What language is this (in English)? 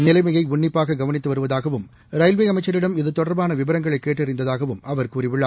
Tamil